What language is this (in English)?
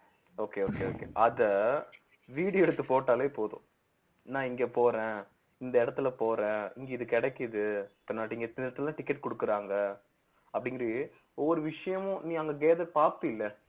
Tamil